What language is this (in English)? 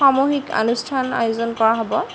Assamese